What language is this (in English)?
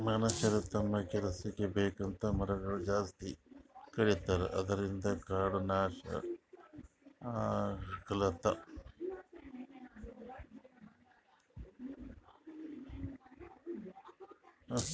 Kannada